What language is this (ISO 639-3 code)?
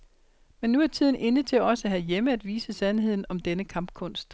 dan